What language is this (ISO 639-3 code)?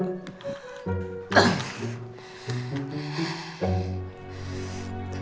ind